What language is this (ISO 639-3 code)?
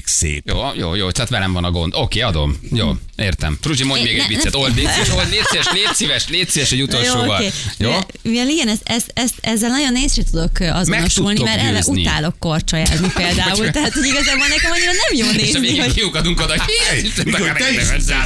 hun